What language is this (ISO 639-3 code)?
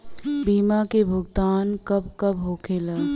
bho